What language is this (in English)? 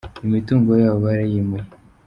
Kinyarwanda